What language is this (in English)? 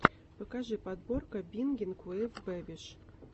Russian